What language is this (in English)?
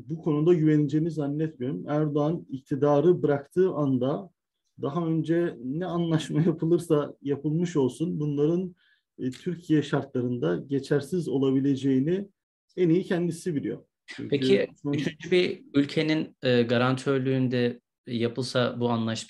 Turkish